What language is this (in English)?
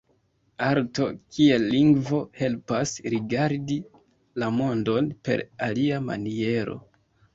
Esperanto